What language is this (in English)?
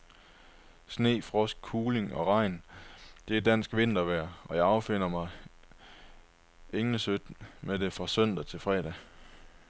Danish